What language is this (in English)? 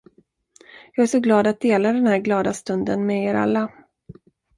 Swedish